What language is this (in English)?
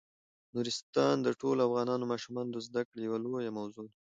Pashto